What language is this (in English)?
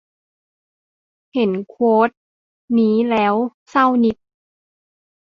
Thai